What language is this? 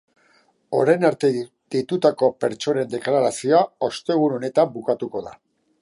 Basque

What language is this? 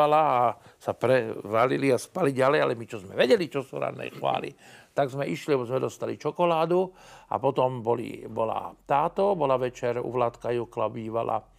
Slovak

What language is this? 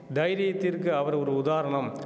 Tamil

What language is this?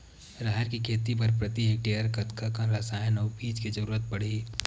Chhattisgarhi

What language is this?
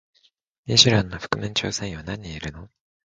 Japanese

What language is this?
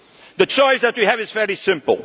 English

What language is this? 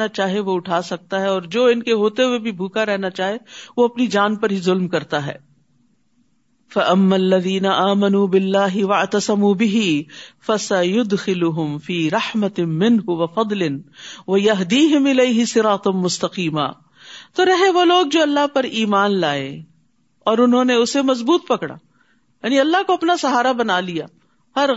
Urdu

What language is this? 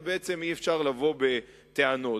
Hebrew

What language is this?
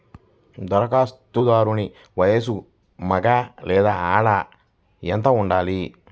Telugu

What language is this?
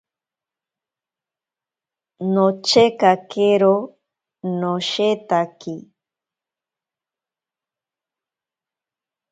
Ashéninka Perené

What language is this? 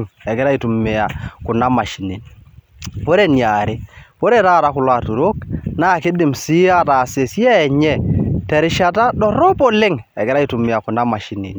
Masai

